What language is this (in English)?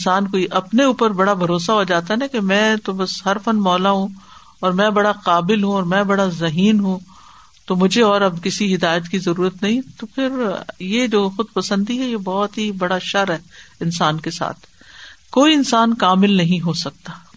Urdu